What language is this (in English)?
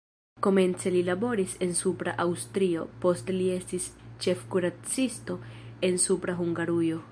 Esperanto